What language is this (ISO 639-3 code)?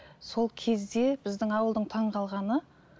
kaz